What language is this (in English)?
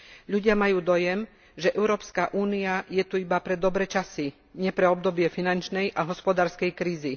Slovak